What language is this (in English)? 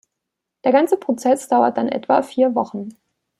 German